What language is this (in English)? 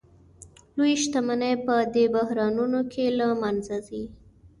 Pashto